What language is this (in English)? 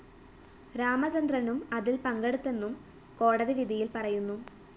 Malayalam